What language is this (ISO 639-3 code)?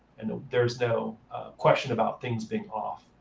eng